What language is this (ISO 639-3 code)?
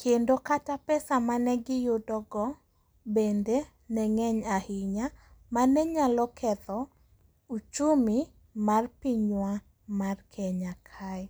luo